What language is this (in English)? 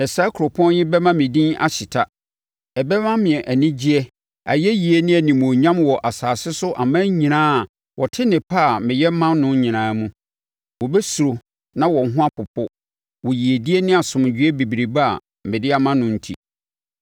Akan